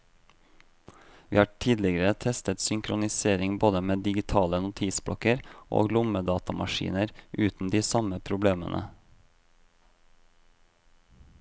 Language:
Norwegian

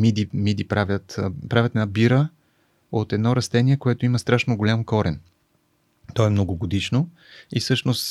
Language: Bulgarian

